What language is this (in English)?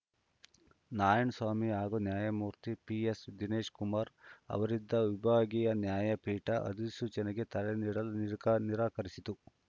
Kannada